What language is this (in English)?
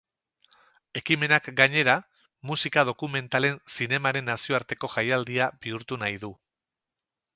Basque